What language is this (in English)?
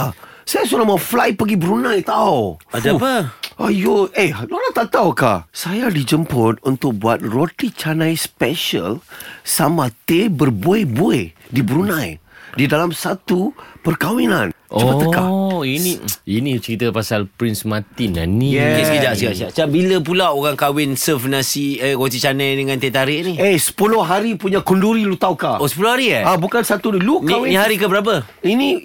Malay